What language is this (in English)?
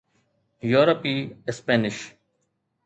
Sindhi